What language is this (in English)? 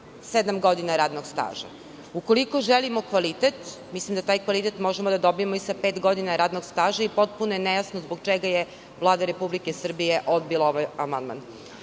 Serbian